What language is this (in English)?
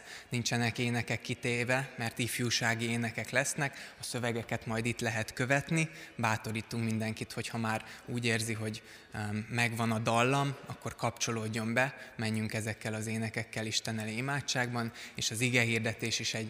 Hungarian